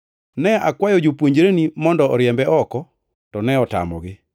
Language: Luo (Kenya and Tanzania)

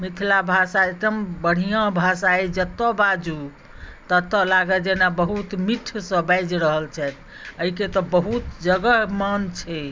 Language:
Maithili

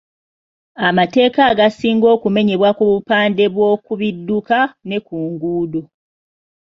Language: Ganda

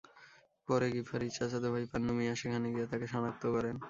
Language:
Bangla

